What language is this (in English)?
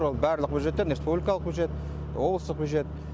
Kazakh